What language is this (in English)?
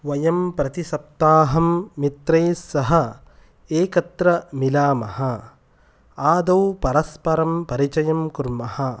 Sanskrit